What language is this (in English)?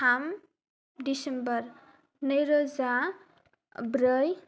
Bodo